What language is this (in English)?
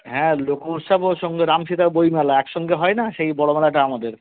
Bangla